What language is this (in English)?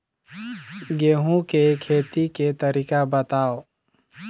Chhattisgarhi